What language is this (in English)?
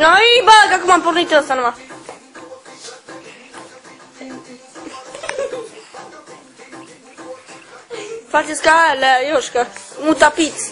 Romanian